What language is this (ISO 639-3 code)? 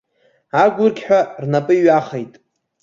abk